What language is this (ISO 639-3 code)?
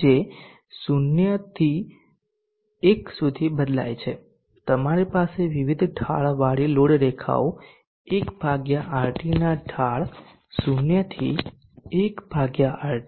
guj